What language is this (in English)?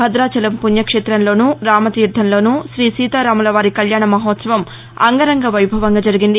Telugu